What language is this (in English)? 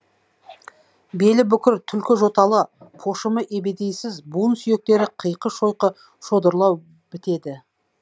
Kazakh